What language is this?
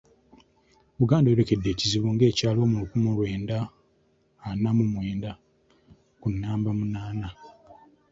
Ganda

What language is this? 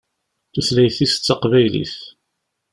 Kabyle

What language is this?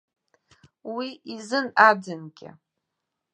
Abkhazian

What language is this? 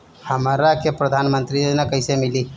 Bhojpuri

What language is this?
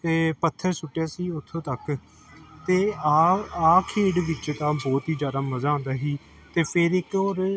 Punjabi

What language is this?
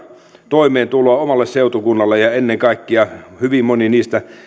Finnish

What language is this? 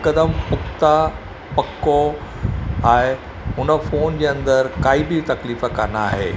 Sindhi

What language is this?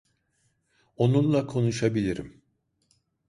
Turkish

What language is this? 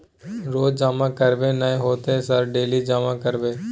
Maithili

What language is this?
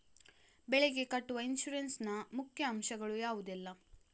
Kannada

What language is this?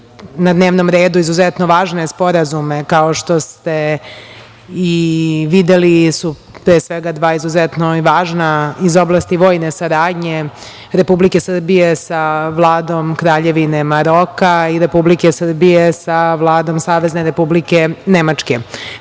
Serbian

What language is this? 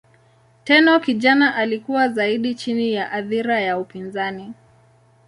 Swahili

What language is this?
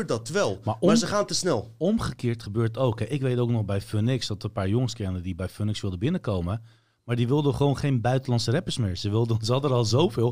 Dutch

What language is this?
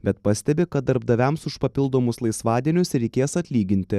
Lithuanian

